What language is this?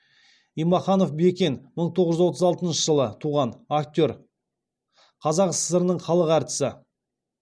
Kazakh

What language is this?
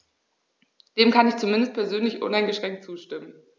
German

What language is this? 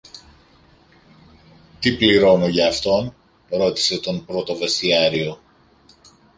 Greek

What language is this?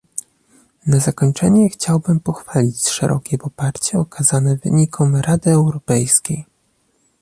Polish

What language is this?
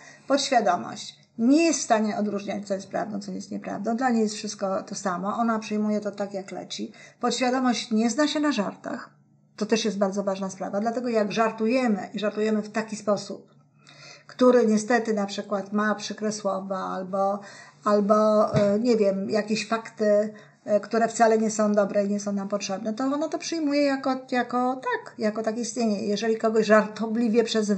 Polish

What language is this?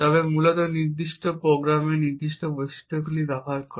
Bangla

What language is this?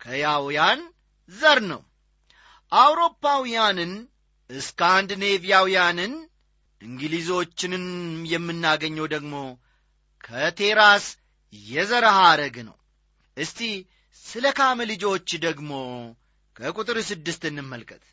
Amharic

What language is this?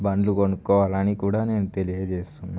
Telugu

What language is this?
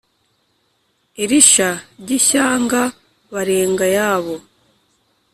Kinyarwanda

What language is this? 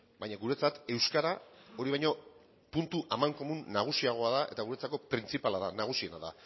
Basque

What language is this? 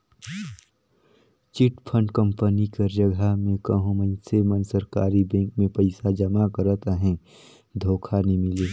Chhattisgarhi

